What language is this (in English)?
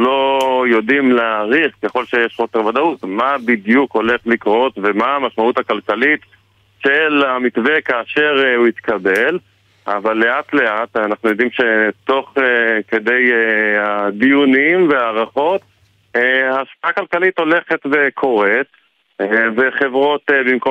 Hebrew